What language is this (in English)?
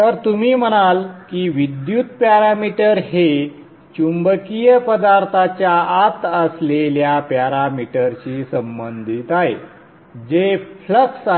Marathi